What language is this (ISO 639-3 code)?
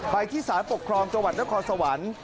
tha